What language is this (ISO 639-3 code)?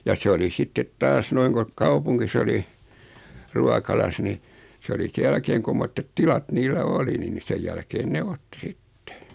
fin